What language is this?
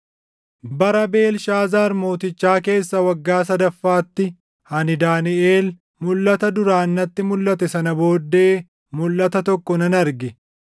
Oromo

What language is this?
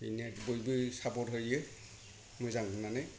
Bodo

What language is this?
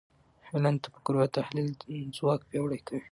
Pashto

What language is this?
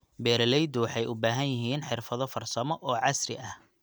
Somali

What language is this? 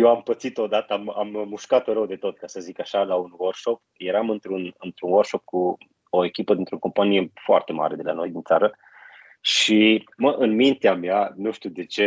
Romanian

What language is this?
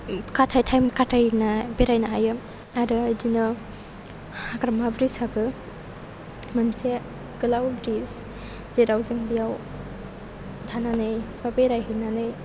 Bodo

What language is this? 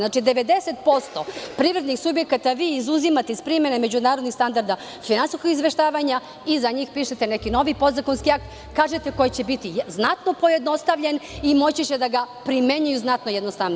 Serbian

